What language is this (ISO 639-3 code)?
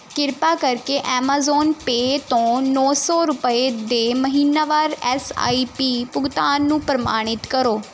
pan